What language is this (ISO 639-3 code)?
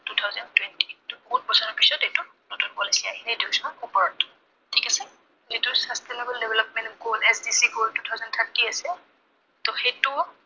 asm